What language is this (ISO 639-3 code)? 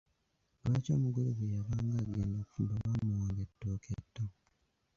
lug